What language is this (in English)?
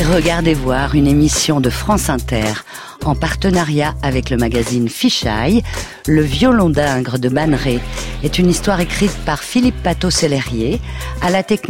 French